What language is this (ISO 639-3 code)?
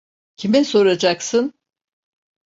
tur